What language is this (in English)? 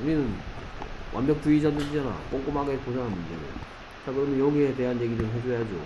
Korean